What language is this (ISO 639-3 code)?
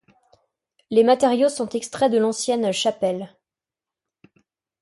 fra